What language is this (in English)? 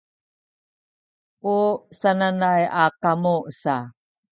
Sakizaya